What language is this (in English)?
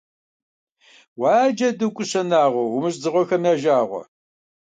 Kabardian